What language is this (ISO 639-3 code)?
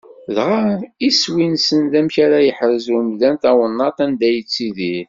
kab